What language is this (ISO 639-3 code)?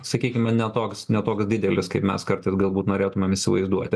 lit